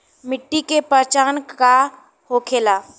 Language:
Bhojpuri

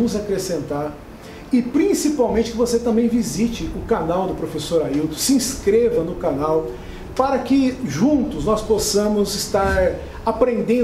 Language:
Portuguese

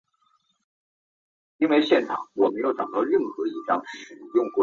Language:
Chinese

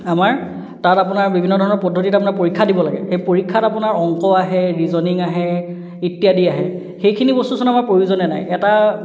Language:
Assamese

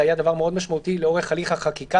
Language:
Hebrew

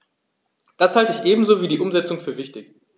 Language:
German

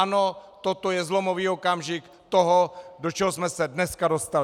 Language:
Czech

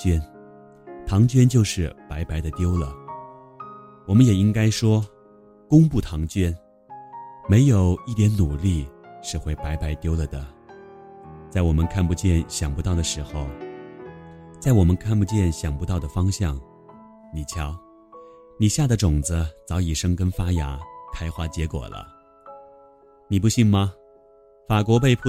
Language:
Chinese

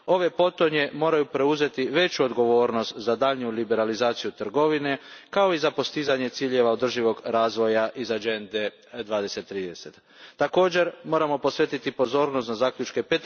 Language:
Croatian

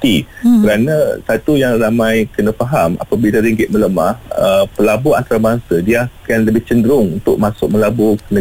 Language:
Malay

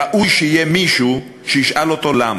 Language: Hebrew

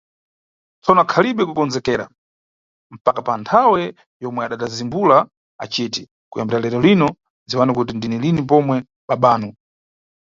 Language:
Nyungwe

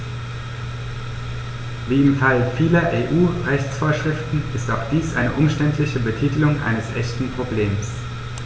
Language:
German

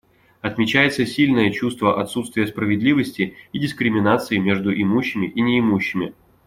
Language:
Russian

